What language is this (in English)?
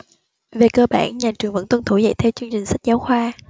Vietnamese